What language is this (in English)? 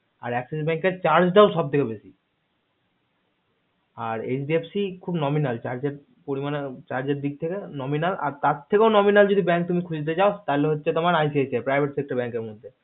Bangla